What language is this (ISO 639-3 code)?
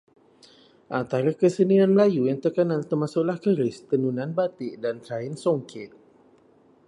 msa